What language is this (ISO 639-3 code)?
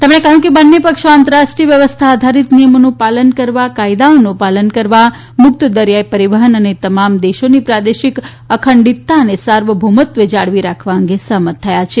guj